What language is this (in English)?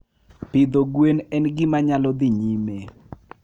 Luo (Kenya and Tanzania)